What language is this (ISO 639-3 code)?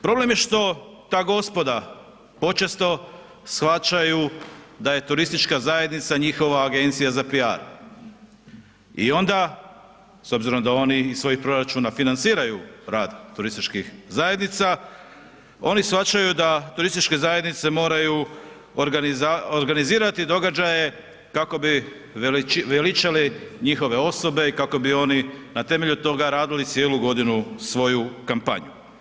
hrv